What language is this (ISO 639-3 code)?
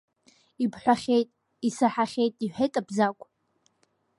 abk